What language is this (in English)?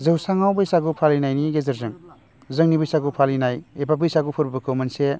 Bodo